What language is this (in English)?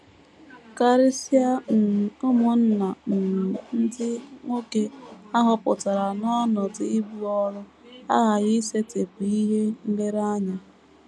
Igbo